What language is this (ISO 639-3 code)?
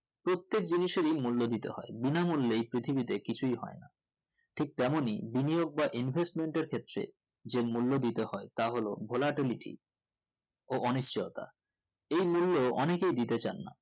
ben